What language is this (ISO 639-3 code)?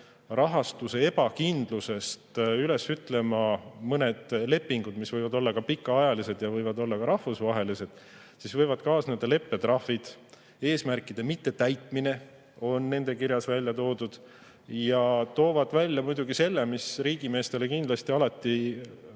est